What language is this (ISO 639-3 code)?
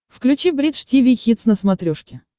rus